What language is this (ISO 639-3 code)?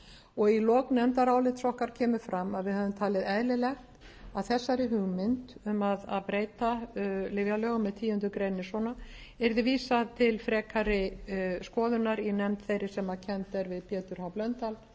isl